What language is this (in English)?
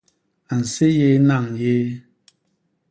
Basaa